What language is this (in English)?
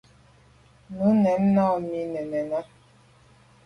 Medumba